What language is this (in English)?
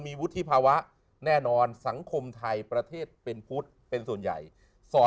Thai